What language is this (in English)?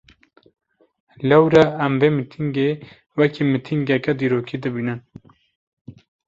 Kurdish